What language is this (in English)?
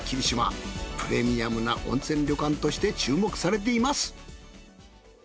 Japanese